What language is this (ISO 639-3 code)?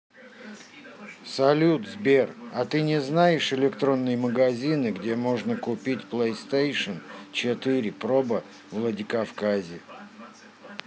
rus